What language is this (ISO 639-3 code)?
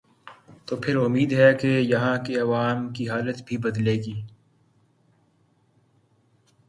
urd